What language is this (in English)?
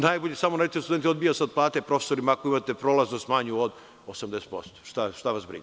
Serbian